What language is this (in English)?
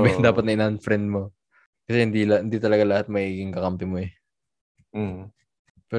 Filipino